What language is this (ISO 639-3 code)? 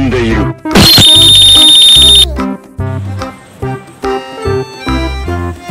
ind